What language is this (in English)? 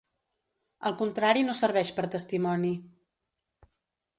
Catalan